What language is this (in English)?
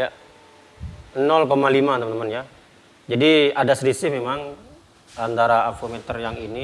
Indonesian